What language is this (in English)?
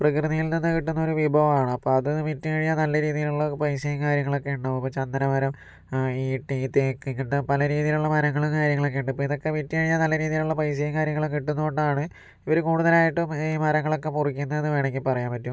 Malayalam